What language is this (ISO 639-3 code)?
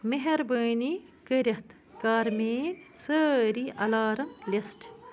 kas